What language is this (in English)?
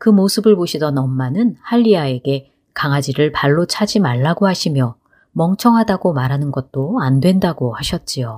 Korean